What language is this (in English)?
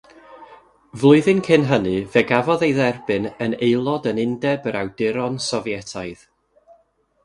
Welsh